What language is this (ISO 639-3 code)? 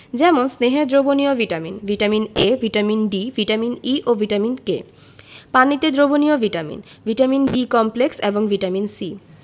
ben